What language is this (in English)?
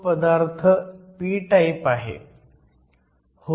Marathi